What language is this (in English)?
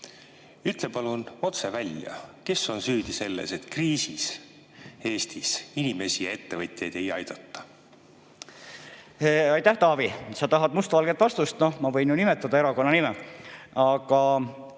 Estonian